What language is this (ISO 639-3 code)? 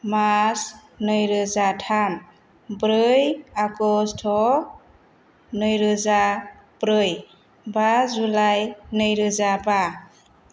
brx